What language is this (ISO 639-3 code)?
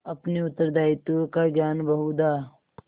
hin